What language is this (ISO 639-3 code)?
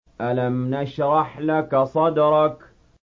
ara